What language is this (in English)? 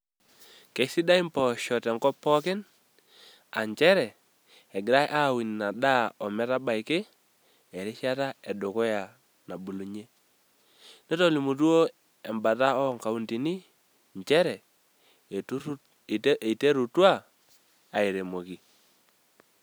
Masai